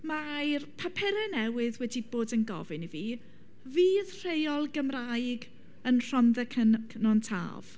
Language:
Welsh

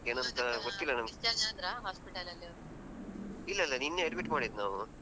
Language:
Kannada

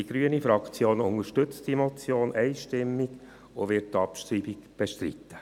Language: Swiss German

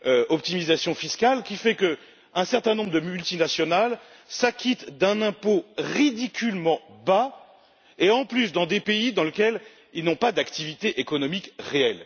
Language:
French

